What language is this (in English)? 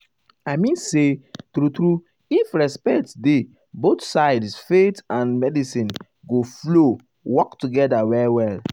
Nigerian Pidgin